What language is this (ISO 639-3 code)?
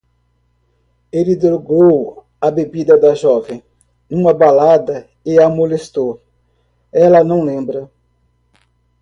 por